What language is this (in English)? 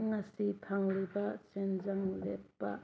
Manipuri